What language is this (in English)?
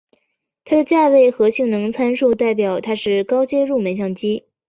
Chinese